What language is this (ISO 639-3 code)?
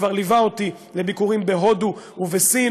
heb